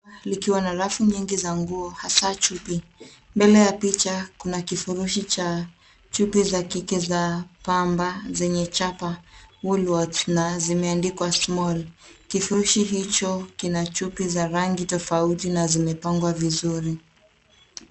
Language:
Swahili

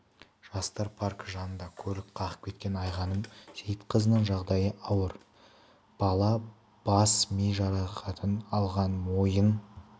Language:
Kazakh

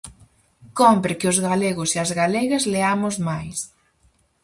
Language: Galician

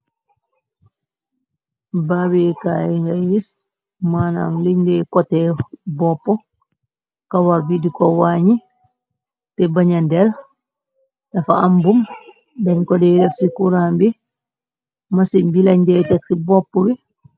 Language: Wolof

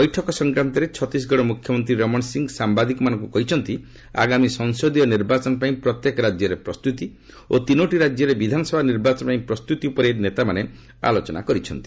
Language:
Odia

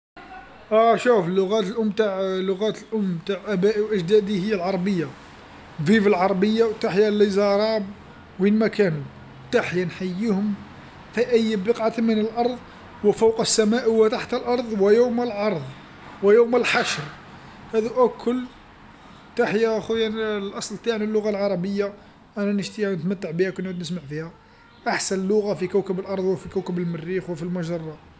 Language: Algerian Arabic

